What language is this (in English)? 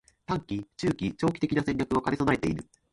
Japanese